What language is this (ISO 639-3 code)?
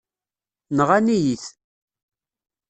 kab